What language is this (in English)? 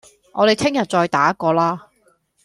Cantonese